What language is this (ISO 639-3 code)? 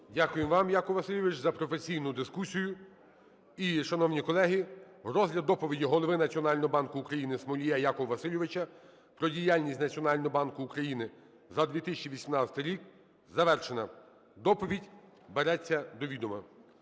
ukr